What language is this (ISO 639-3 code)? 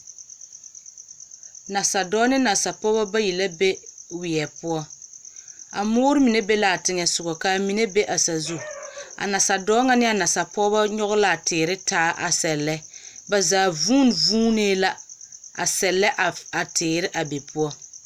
dga